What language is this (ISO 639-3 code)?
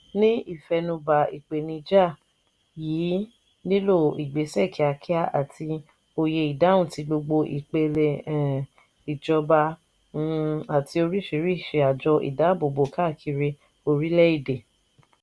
yor